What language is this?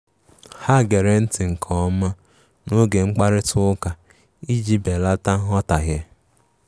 Igbo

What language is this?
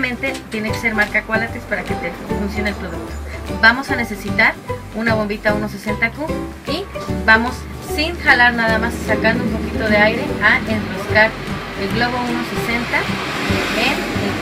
Spanish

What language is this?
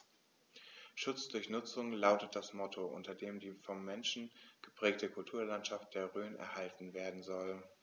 German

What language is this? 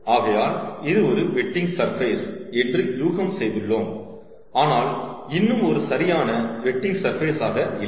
Tamil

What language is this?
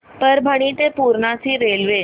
Marathi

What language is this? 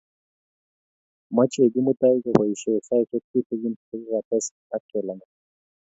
Kalenjin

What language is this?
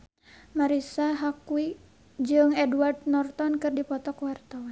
Sundanese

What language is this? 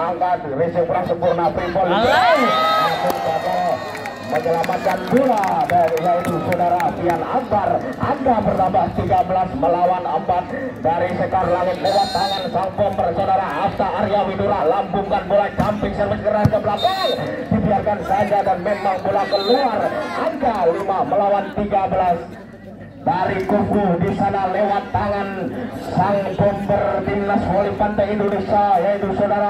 Indonesian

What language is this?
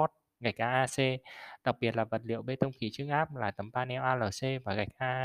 Vietnamese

